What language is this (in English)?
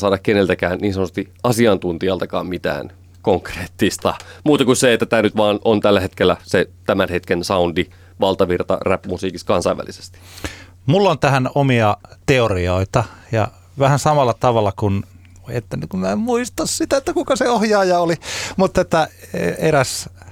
Finnish